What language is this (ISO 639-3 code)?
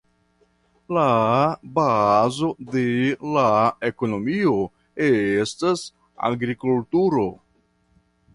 epo